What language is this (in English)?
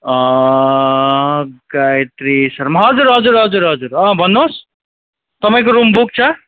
Nepali